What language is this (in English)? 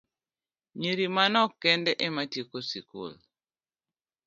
Luo (Kenya and Tanzania)